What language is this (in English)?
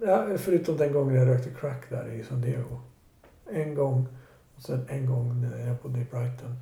Swedish